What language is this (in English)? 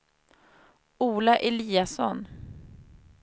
Swedish